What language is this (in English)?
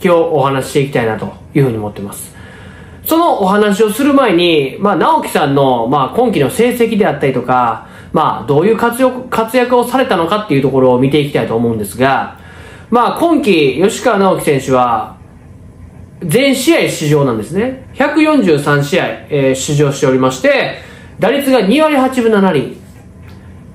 Japanese